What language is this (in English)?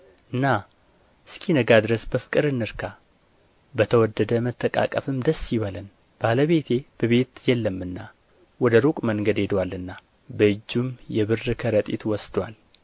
Amharic